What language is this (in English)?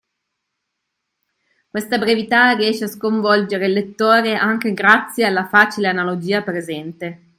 Italian